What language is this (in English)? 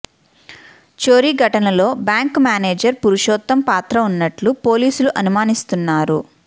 Telugu